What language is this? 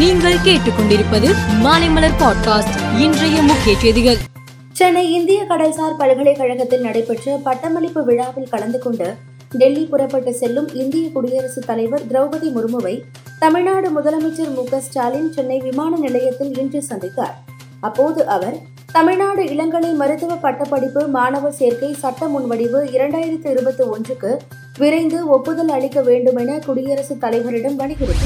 Tamil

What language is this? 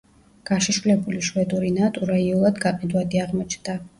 Georgian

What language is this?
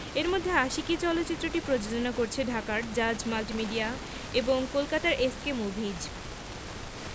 Bangla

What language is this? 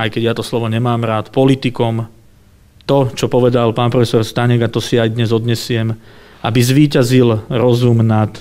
Slovak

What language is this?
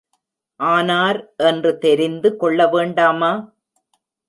Tamil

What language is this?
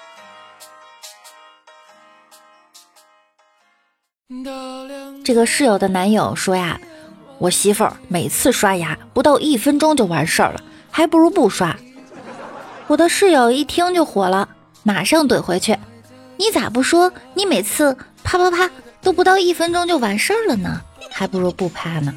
Chinese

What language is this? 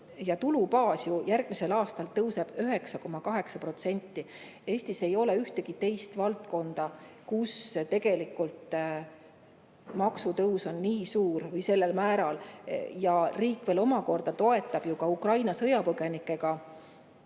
Estonian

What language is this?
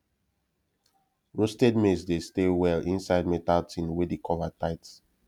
Nigerian Pidgin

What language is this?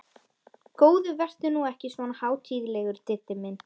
Icelandic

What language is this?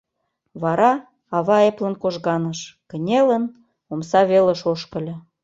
Mari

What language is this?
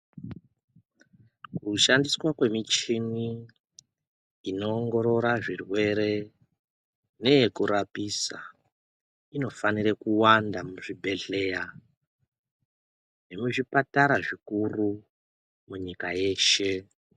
Ndau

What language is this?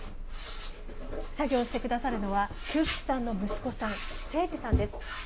Japanese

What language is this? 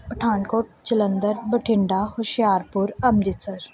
Punjabi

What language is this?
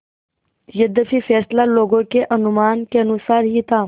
Hindi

